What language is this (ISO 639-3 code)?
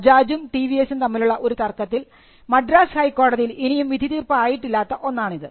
mal